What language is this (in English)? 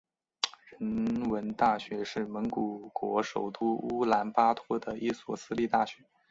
Chinese